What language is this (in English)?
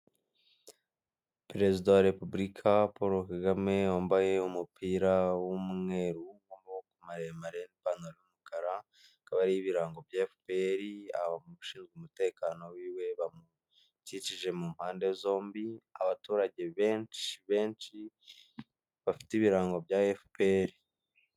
Kinyarwanda